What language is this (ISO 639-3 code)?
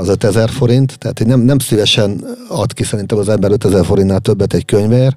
hun